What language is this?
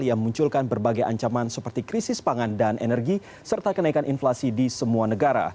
Indonesian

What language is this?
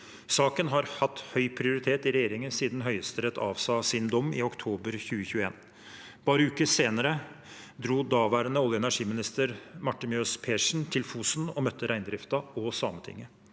Norwegian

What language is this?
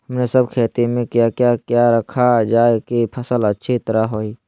Magahi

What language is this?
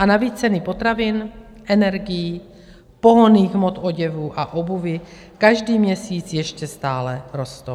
Czech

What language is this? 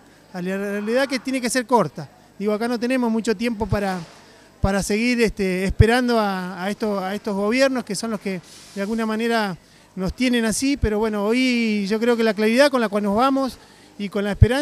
Spanish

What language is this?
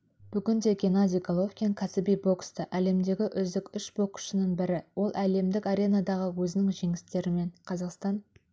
Kazakh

